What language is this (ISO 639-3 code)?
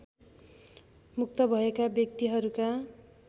nep